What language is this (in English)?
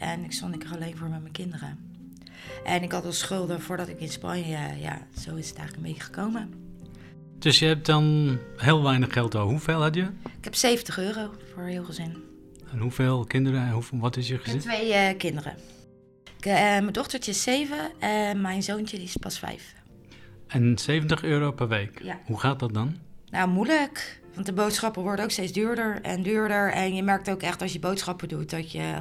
Dutch